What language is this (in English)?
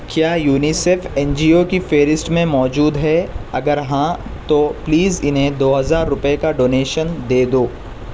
Urdu